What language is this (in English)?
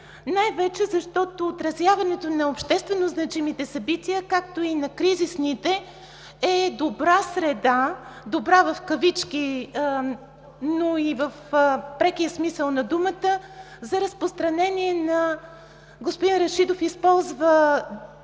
Bulgarian